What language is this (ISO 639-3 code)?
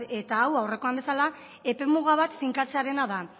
eus